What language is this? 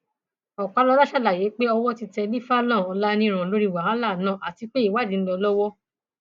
Yoruba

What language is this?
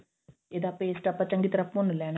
Punjabi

